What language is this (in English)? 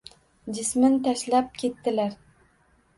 Uzbek